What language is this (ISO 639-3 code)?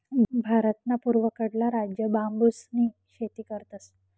mar